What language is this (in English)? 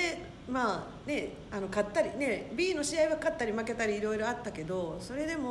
Japanese